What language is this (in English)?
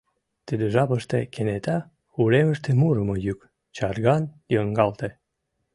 Mari